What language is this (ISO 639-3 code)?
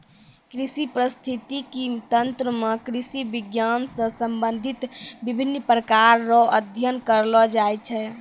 mai